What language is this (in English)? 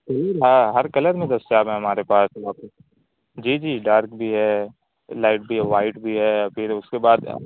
Urdu